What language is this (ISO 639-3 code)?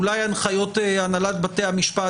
heb